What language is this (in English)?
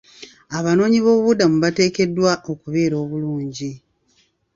Ganda